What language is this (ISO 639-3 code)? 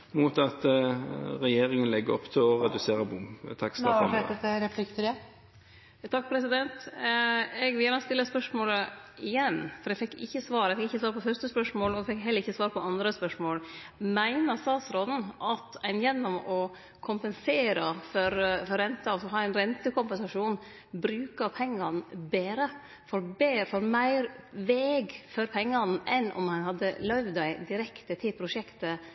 nor